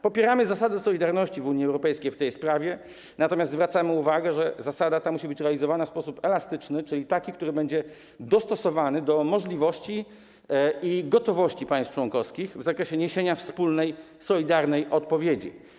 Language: Polish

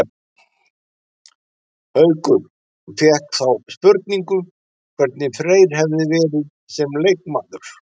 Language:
Icelandic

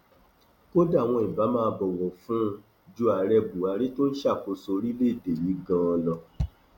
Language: Yoruba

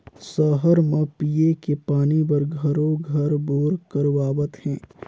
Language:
Chhattisgarhi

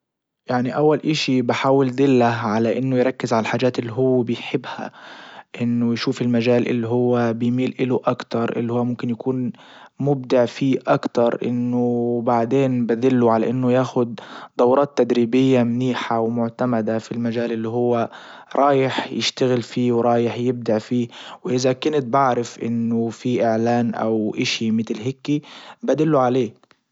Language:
Libyan Arabic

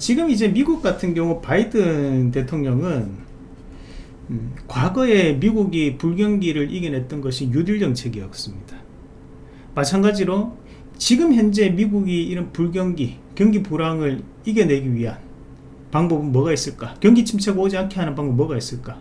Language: Korean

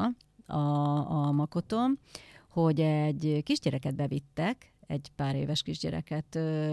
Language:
Hungarian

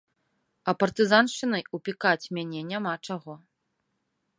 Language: Belarusian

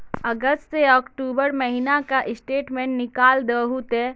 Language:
Magahi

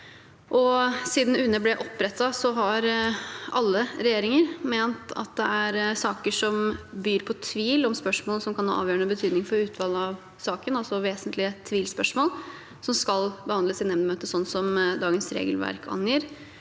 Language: Norwegian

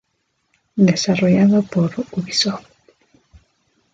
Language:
Spanish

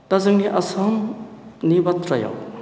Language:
Bodo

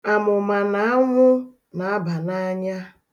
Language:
Igbo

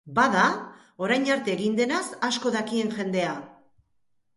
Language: Basque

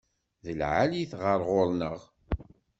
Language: Kabyle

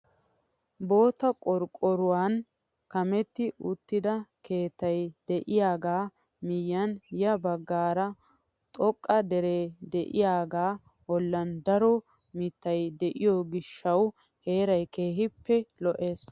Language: Wolaytta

